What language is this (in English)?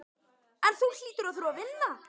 Icelandic